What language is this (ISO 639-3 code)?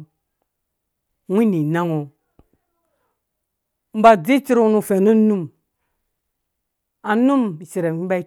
ldb